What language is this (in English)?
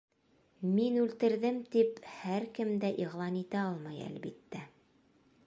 Bashkir